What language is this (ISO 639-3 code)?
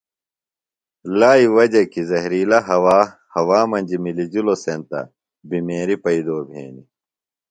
phl